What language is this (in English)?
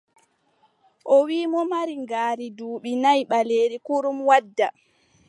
Adamawa Fulfulde